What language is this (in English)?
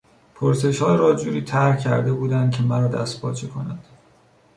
Persian